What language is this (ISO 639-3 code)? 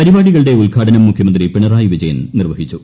mal